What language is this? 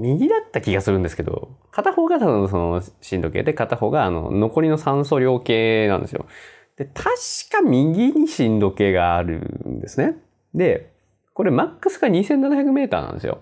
Japanese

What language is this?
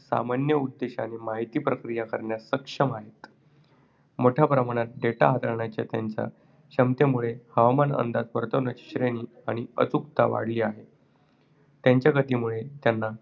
Marathi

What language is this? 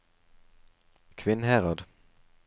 Norwegian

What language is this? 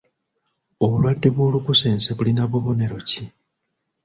Ganda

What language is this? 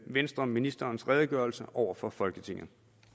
Danish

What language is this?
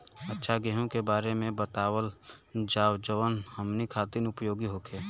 Bhojpuri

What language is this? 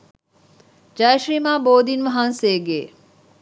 Sinhala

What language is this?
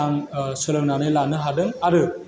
Bodo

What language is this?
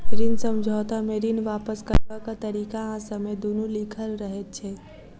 Maithili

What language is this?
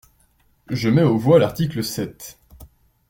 French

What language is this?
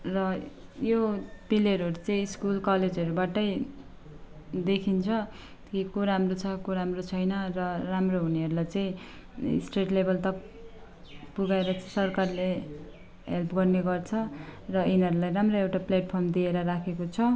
Nepali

